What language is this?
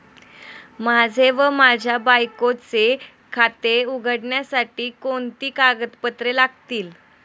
Marathi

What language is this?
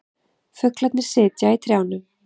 Icelandic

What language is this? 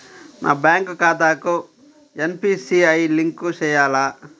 Telugu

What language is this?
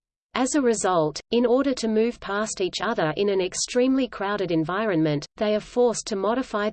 English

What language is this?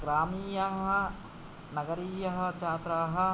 Sanskrit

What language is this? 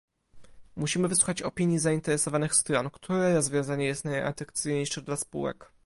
Polish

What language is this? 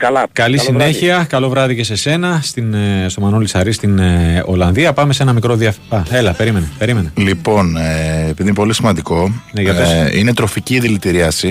Greek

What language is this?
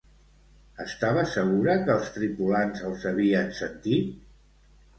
Catalan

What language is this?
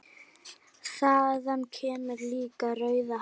Icelandic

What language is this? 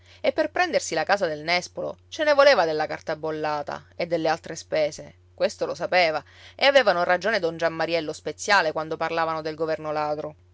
Italian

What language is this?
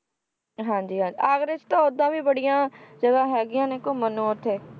Punjabi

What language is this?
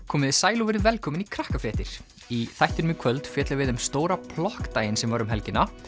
Icelandic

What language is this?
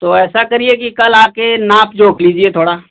Hindi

